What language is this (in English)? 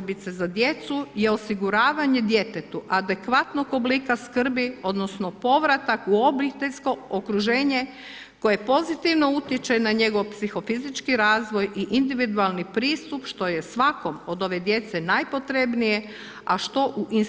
Croatian